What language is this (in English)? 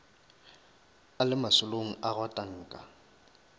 Northern Sotho